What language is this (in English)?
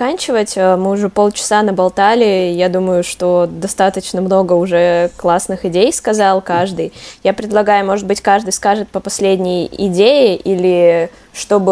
Russian